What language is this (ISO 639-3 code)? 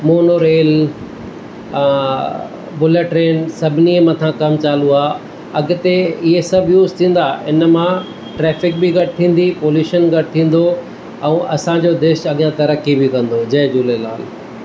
snd